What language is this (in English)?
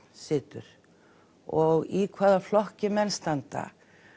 Icelandic